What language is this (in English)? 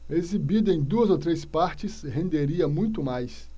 Portuguese